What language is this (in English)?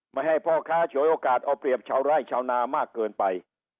Thai